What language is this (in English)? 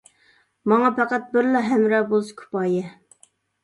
Uyghur